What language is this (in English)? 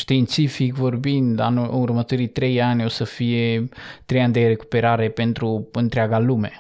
Romanian